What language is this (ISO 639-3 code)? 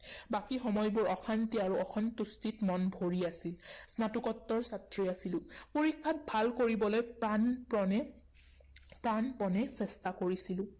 asm